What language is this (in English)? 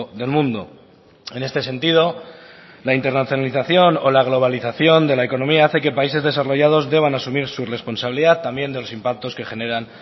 Spanish